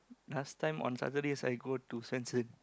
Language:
English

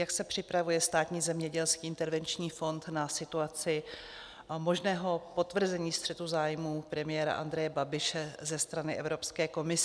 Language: Czech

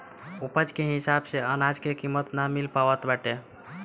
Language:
Bhojpuri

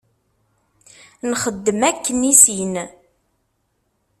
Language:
Kabyle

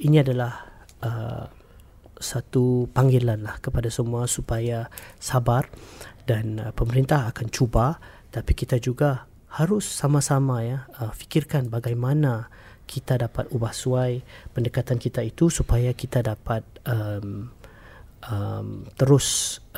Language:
Malay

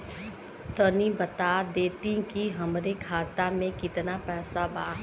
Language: Bhojpuri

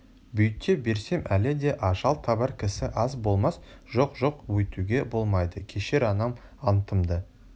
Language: Kazakh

